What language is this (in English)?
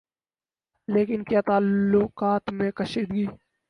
Urdu